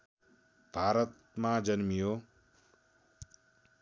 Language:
Nepali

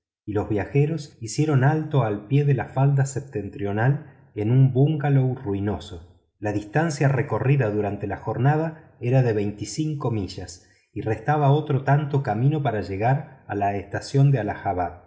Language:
Spanish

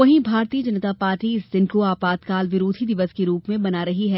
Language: Hindi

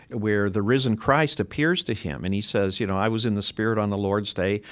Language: English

